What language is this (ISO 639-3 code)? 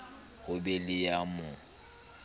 sot